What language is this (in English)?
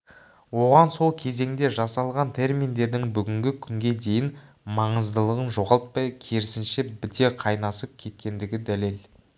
Kazakh